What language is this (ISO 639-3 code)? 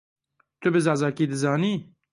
kur